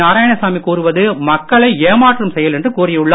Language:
Tamil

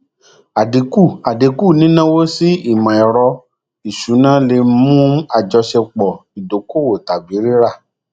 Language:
Yoruba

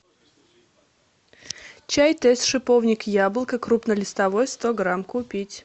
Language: Russian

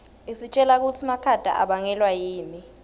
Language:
Swati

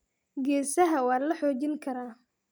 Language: Somali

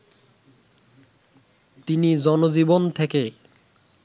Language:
Bangla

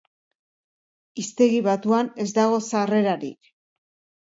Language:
Basque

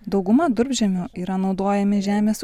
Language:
Lithuanian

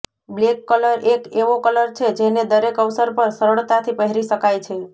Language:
Gujarati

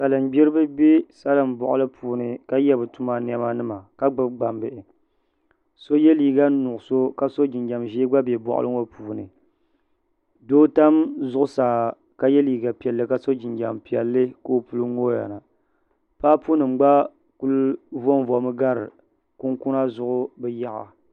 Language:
Dagbani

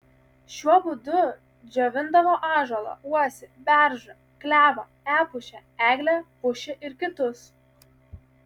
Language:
Lithuanian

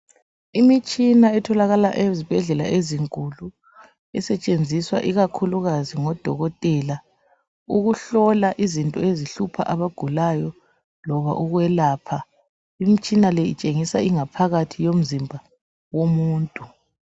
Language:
North Ndebele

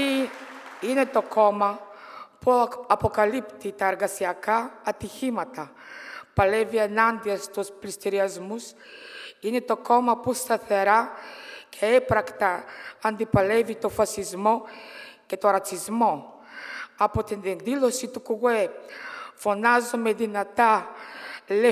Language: Greek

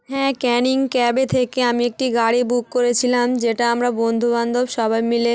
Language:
Bangla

